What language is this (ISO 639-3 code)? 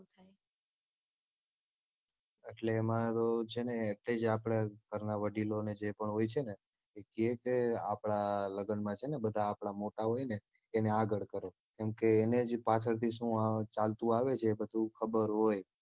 guj